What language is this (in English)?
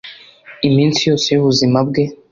Kinyarwanda